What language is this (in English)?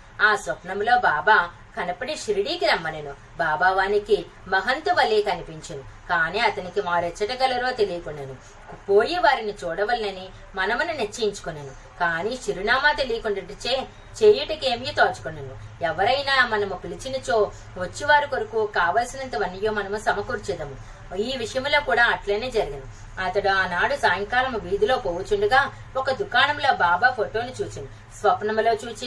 Telugu